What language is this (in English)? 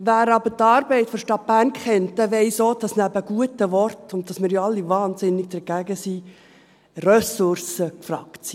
Swiss German